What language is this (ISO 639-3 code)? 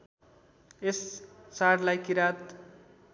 nep